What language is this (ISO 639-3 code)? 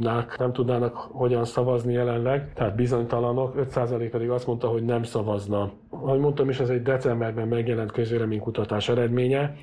hun